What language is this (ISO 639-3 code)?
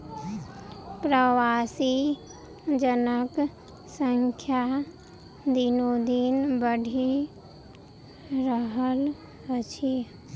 mai